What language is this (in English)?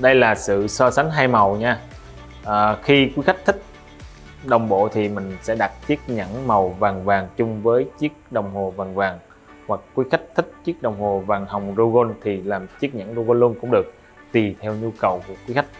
Vietnamese